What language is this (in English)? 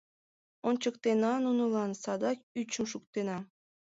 Mari